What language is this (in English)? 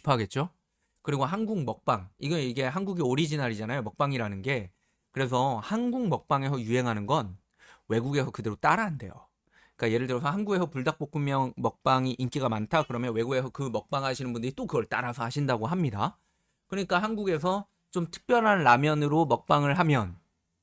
Korean